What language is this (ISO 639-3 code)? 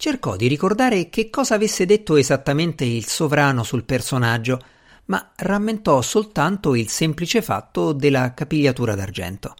ita